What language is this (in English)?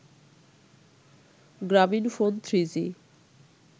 Bangla